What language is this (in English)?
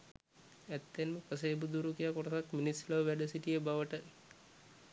Sinhala